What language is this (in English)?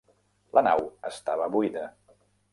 Catalan